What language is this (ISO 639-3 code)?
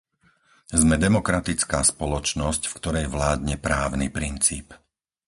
slk